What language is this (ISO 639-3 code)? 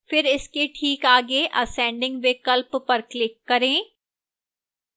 hin